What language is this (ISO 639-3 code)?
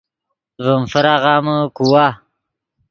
ydg